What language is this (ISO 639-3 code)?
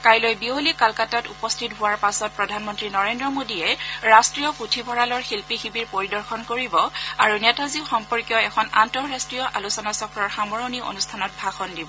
asm